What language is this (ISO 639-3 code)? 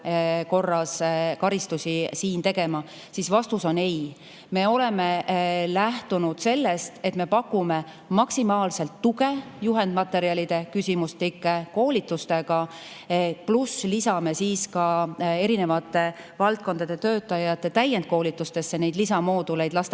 est